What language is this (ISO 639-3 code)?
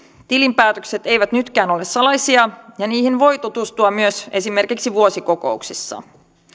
fin